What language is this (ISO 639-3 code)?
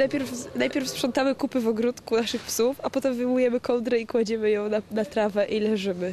pol